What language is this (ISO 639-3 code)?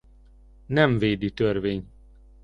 hun